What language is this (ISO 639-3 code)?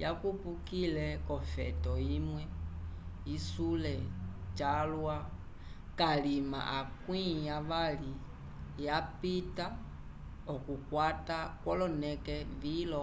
umb